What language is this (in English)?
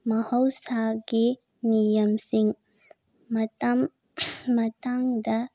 Manipuri